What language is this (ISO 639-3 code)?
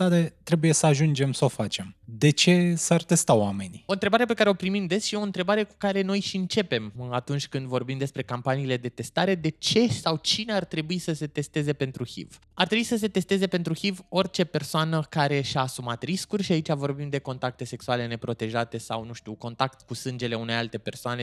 ron